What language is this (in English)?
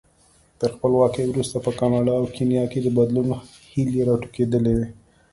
Pashto